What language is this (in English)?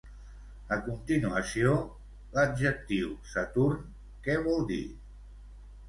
Catalan